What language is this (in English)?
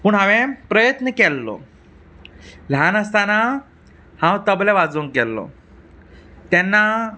Konkani